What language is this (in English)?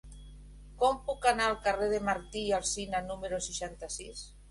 Catalan